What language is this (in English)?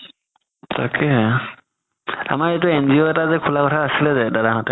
Assamese